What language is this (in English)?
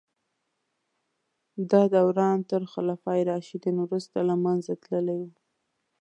Pashto